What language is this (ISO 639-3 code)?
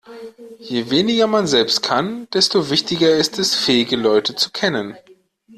deu